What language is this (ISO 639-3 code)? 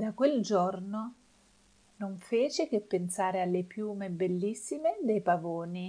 ita